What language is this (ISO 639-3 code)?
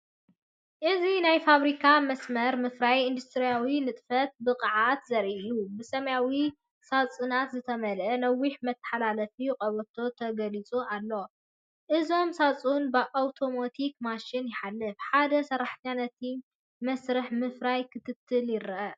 tir